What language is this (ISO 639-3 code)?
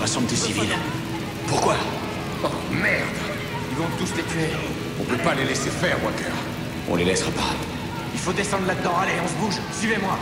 fra